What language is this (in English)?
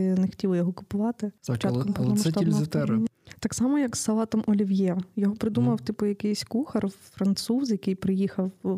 Ukrainian